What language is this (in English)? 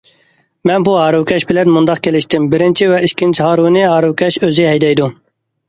Uyghur